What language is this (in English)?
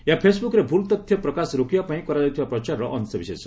Odia